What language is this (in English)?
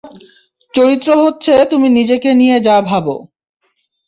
Bangla